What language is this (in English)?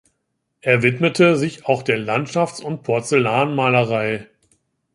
German